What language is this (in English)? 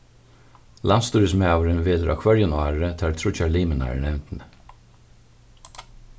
Faroese